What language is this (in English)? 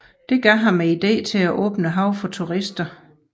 Danish